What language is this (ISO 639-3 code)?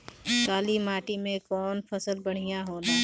bho